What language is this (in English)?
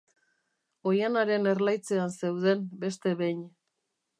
Basque